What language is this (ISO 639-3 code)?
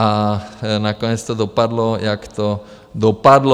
ces